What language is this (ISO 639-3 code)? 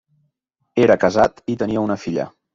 cat